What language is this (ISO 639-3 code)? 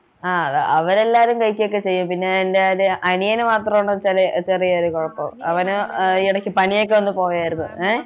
mal